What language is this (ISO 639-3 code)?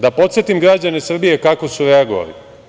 srp